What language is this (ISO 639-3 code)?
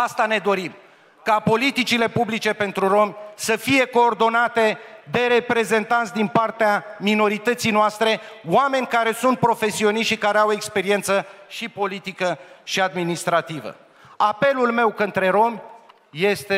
ron